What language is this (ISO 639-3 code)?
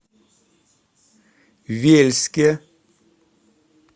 rus